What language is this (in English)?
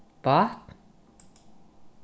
Faroese